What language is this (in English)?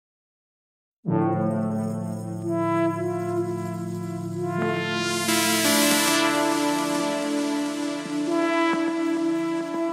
Turkish